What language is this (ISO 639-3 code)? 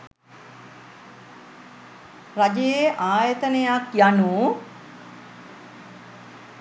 sin